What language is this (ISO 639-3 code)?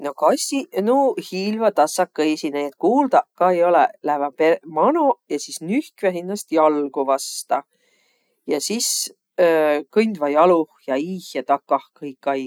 vro